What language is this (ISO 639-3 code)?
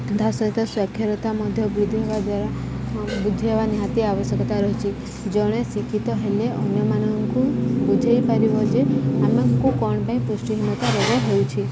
ori